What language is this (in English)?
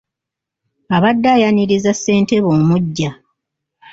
Ganda